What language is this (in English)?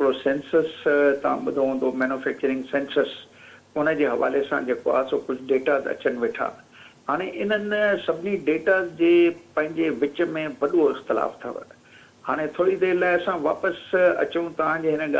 Hindi